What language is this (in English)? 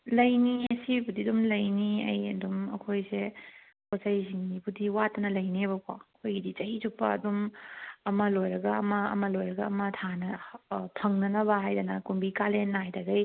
Manipuri